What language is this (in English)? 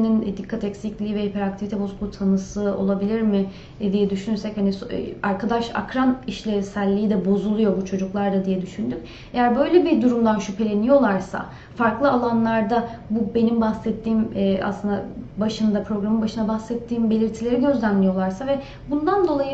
Turkish